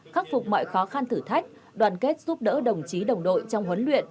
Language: Vietnamese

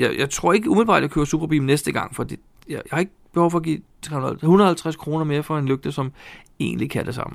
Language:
Danish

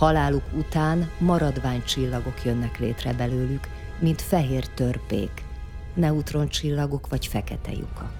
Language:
Hungarian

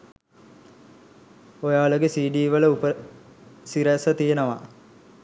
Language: Sinhala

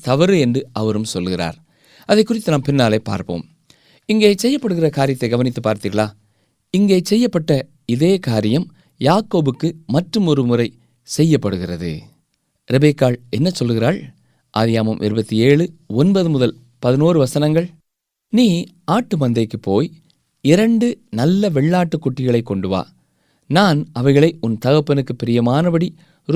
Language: Tamil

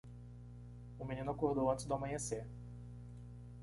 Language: Portuguese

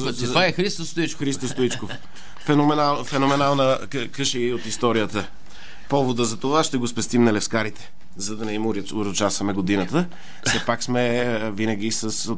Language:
Bulgarian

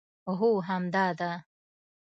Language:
Pashto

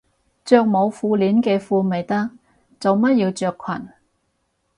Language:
Cantonese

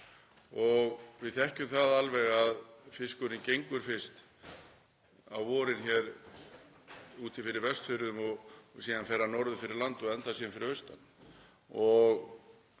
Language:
Icelandic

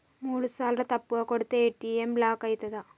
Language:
Telugu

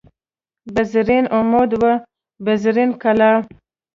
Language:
Pashto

